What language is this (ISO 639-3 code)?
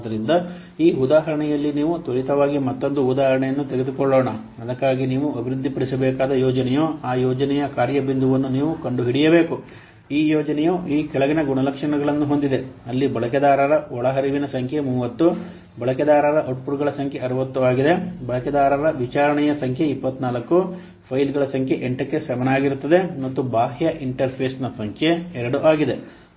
kan